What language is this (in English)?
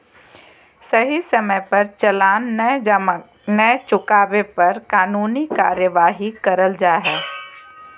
Magahi